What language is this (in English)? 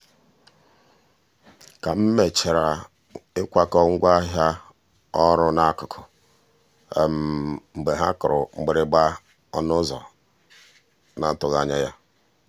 Igbo